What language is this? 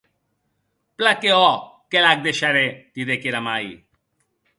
Occitan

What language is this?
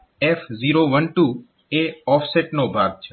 Gujarati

